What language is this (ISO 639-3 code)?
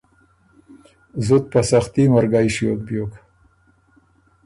oru